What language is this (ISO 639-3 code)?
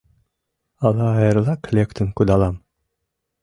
chm